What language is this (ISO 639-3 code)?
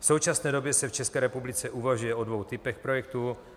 ces